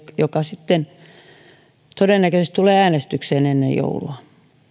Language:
Finnish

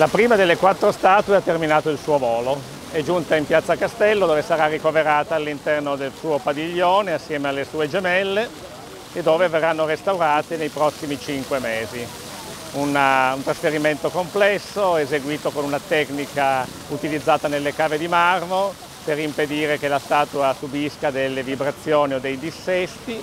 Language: Italian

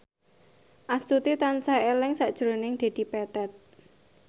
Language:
Javanese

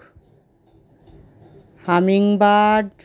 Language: Bangla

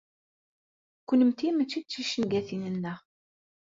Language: Kabyle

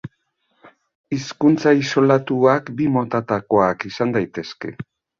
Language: Basque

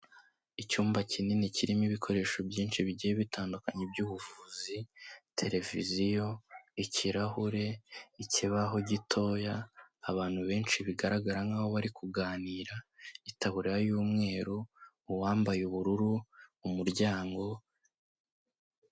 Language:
Kinyarwanda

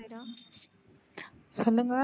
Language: Tamil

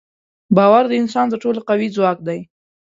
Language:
Pashto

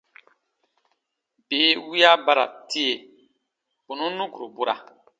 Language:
Baatonum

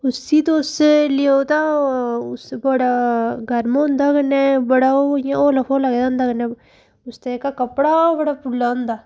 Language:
Dogri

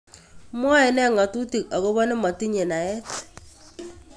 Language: Kalenjin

